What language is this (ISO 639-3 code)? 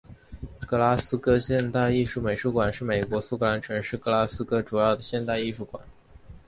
zho